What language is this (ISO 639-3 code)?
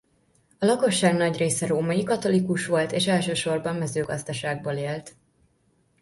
hun